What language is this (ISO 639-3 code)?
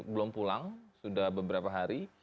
ind